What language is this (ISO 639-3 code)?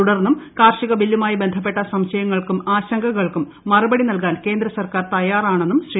mal